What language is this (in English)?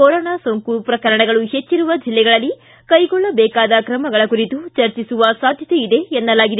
Kannada